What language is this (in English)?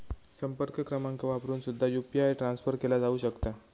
Marathi